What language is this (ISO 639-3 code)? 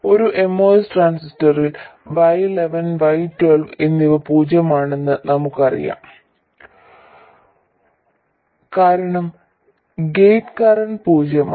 mal